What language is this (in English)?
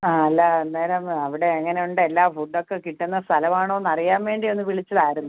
Malayalam